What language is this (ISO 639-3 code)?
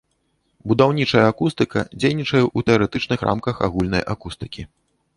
bel